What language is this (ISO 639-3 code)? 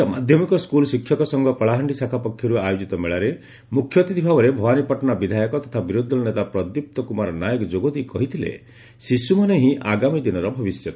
ori